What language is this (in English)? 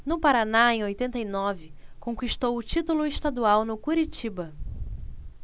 Portuguese